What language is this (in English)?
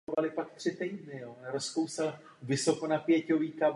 Czech